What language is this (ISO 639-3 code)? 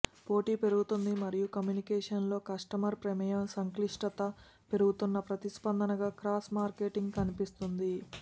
tel